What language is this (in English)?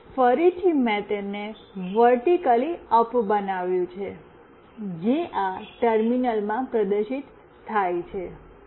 Gujarati